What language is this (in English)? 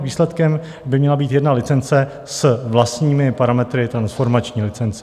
Czech